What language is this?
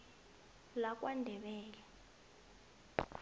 South Ndebele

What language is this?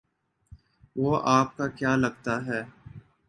Urdu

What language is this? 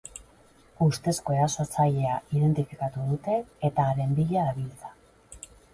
Basque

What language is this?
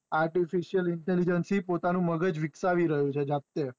Gujarati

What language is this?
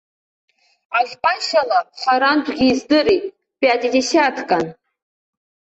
Abkhazian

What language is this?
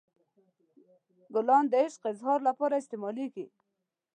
Pashto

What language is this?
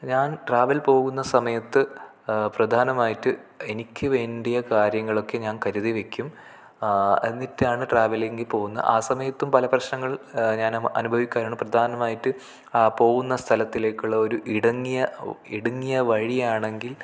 Malayalam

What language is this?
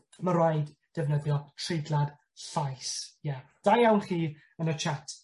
Welsh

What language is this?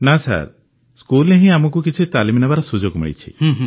Odia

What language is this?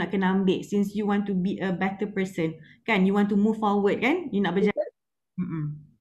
Malay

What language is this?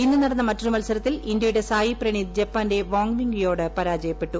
Malayalam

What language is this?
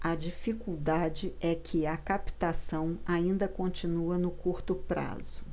Portuguese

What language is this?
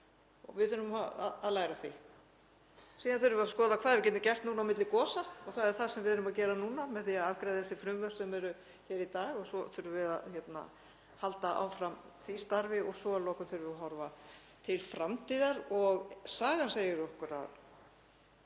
Icelandic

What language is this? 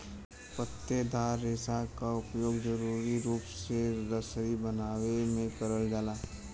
Bhojpuri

